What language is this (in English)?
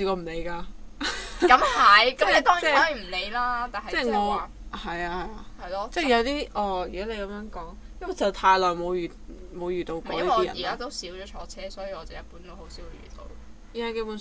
Chinese